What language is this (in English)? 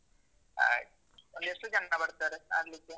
Kannada